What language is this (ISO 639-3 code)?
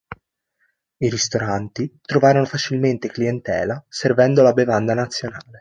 ita